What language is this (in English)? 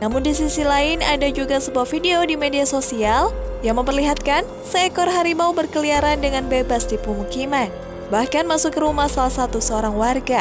Indonesian